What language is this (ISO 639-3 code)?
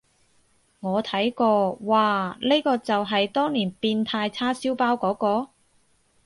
yue